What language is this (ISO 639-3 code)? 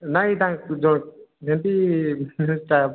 ori